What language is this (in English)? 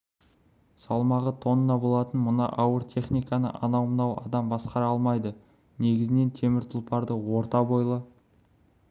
Kazakh